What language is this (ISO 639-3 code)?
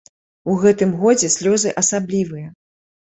bel